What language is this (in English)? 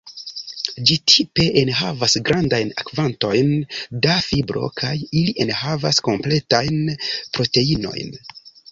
Esperanto